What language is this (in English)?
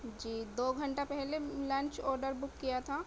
Urdu